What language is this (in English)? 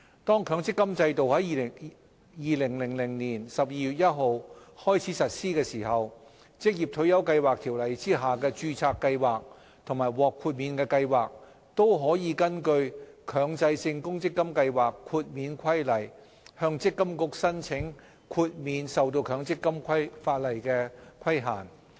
Cantonese